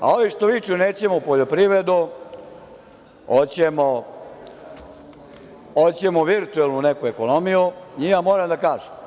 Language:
Serbian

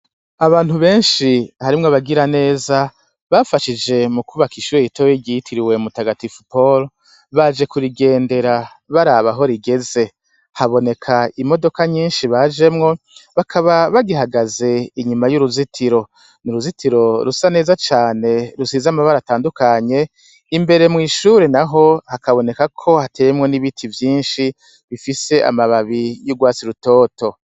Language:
Rundi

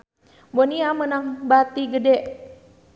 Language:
Sundanese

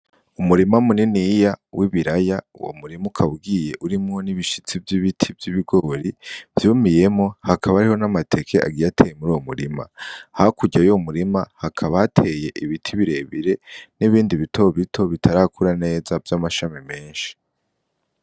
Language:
Rundi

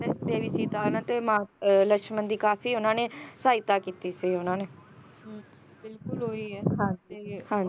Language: Punjabi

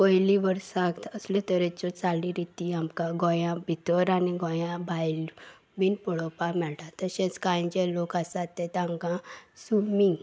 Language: Konkani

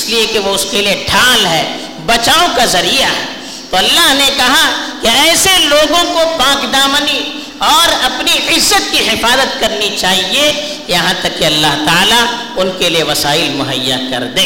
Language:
Urdu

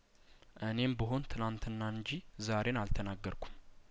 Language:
Amharic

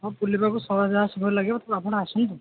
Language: Odia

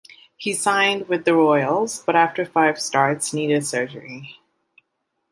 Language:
English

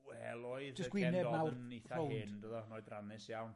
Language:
Welsh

